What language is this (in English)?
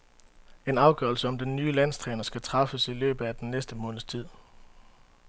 Danish